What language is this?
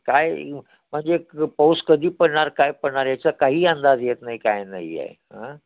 Marathi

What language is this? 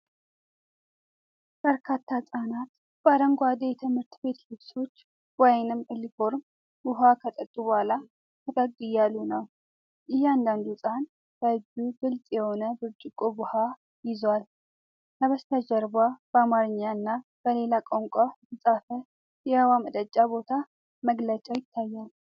Amharic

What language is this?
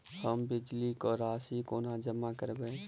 Maithili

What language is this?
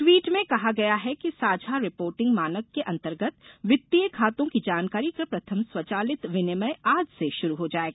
Hindi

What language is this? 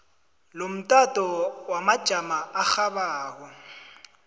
South Ndebele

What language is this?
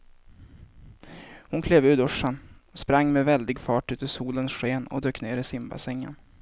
Swedish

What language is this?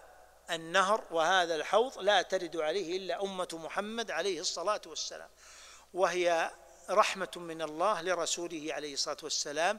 Arabic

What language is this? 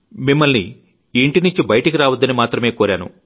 Telugu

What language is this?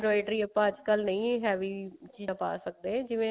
Punjabi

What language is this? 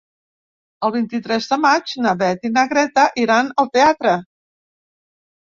Catalan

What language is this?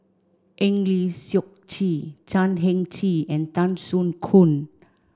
English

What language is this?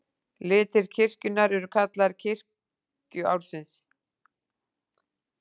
Icelandic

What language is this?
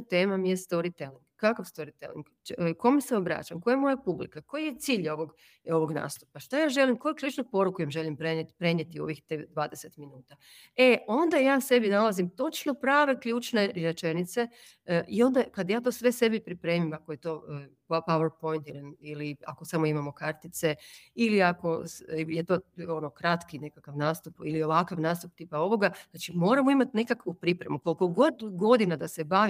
Croatian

